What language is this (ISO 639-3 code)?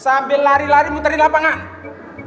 ind